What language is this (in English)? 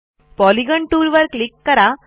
Marathi